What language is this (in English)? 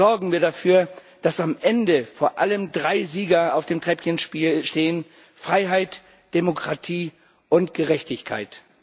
German